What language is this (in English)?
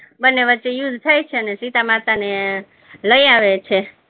Gujarati